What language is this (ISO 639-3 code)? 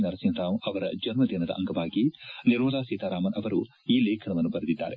kan